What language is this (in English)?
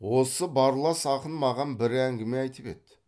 Kazakh